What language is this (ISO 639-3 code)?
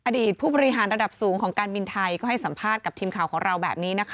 tha